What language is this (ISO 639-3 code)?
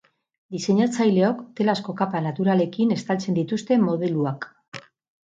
eus